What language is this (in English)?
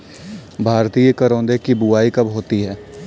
Hindi